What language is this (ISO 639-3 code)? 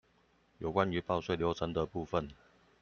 zho